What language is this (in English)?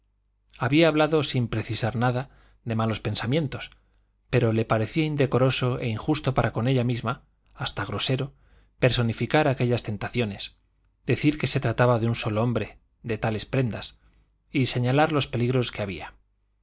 Spanish